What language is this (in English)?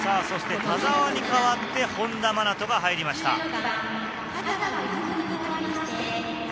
Japanese